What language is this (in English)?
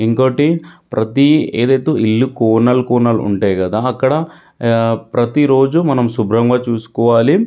Telugu